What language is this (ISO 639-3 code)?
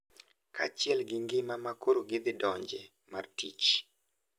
luo